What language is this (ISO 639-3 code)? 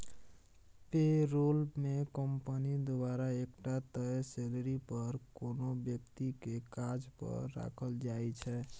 mai